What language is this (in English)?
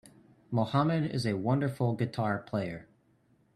English